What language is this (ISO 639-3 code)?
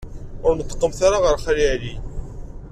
kab